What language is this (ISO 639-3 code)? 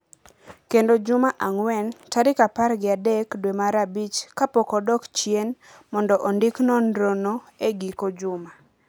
luo